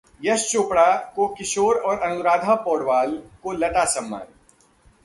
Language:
Hindi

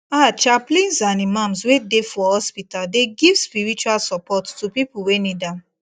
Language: Nigerian Pidgin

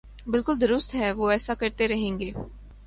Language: Urdu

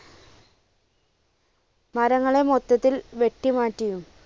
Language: Malayalam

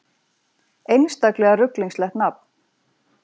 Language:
Icelandic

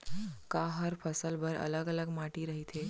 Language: Chhattisgarhi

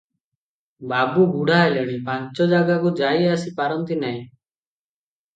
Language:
Odia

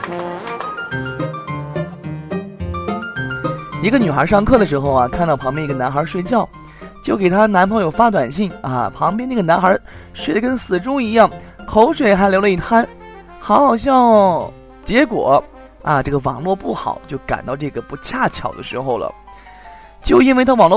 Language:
Chinese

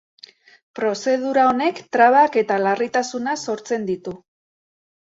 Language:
Basque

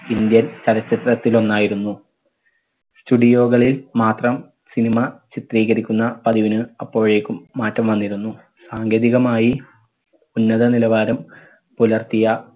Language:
Malayalam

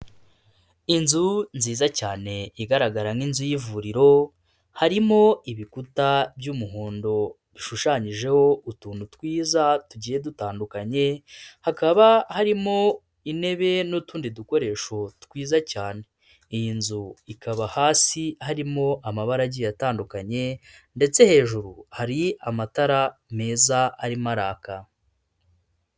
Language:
Kinyarwanda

